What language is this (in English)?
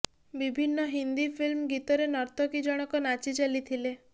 Odia